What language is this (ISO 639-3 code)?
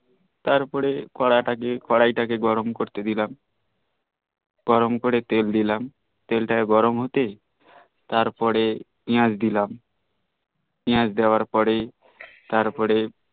ben